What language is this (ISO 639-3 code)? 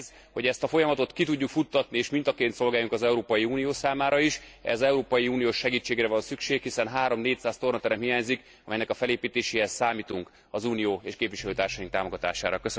hun